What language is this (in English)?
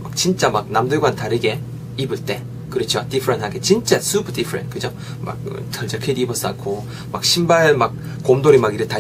Korean